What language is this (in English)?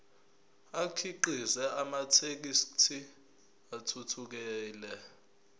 Zulu